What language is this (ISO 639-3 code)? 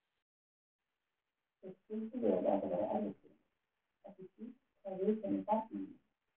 isl